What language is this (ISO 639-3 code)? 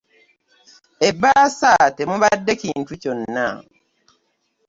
lug